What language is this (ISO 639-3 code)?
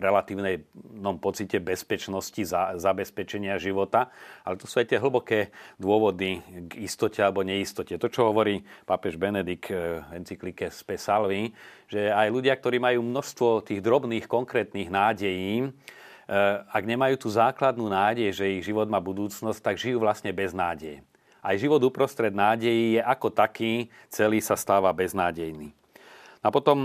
slk